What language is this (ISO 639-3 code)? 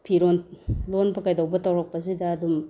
mni